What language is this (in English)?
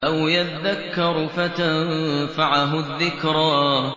Arabic